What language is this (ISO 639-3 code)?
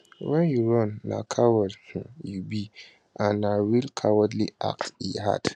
pcm